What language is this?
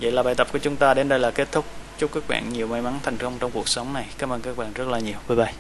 Vietnamese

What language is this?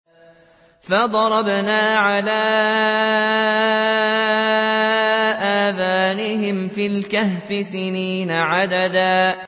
Arabic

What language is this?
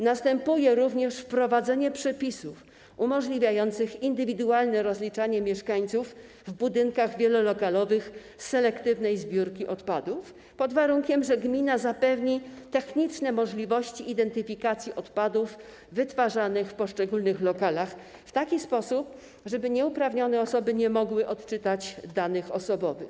Polish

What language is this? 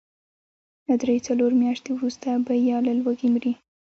Pashto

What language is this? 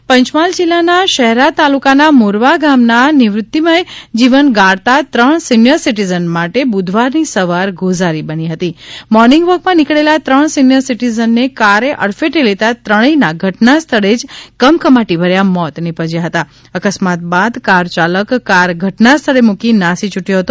Gujarati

